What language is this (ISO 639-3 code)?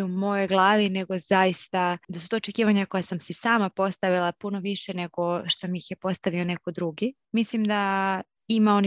hrv